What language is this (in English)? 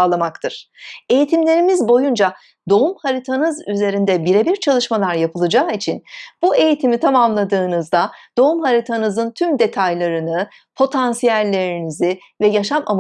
Turkish